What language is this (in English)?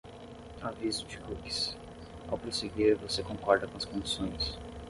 Portuguese